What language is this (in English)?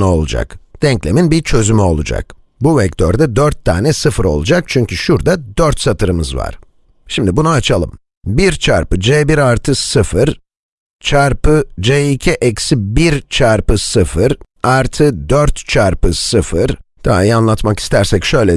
Turkish